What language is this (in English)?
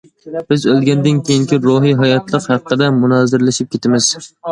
Uyghur